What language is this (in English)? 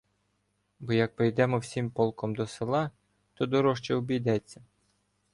Ukrainian